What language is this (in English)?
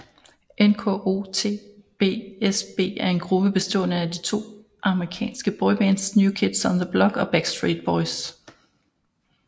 Danish